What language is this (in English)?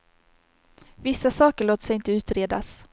Swedish